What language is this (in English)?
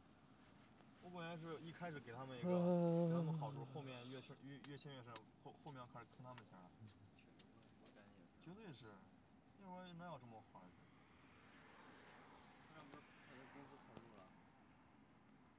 Chinese